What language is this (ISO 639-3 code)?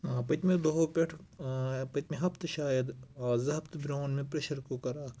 kas